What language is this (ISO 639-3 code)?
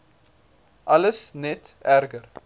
afr